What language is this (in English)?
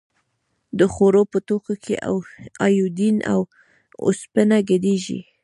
Pashto